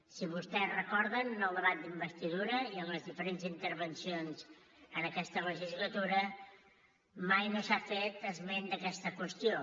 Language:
Catalan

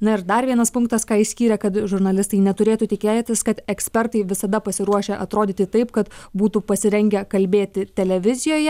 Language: Lithuanian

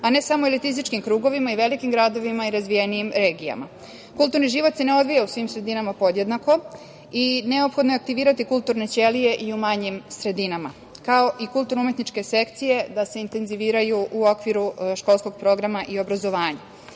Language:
Serbian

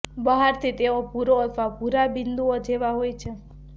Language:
Gujarati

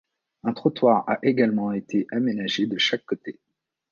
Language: French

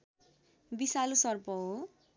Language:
Nepali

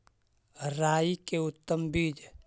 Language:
Magahi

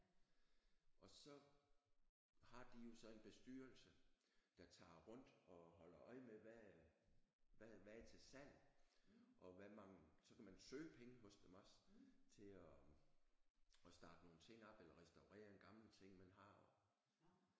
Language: Danish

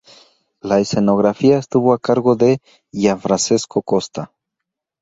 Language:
Spanish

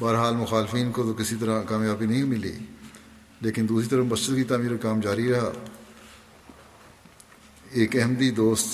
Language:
Urdu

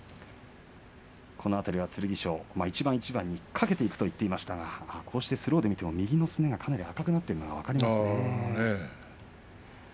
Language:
Japanese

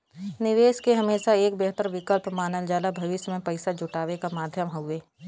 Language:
Bhojpuri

